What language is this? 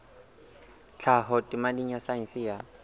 Southern Sotho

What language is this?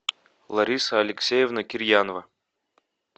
Russian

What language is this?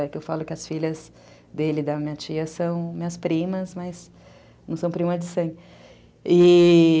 Portuguese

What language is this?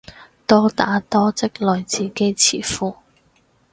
Cantonese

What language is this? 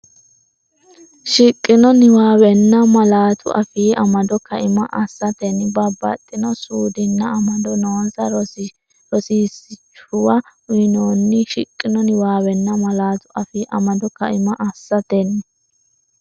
Sidamo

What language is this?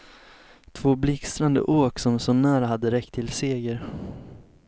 Swedish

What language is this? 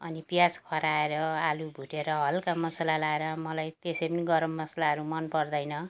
Nepali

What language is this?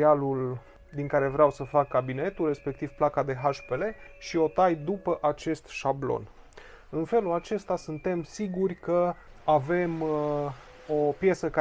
Romanian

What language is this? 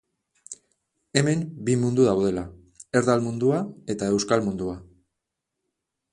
Basque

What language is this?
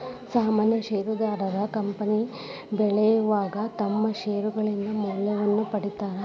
Kannada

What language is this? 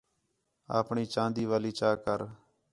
Khetrani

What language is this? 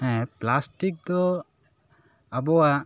Santali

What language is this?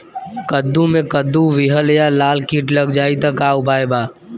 Bhojpuri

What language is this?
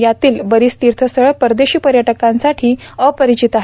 Marathi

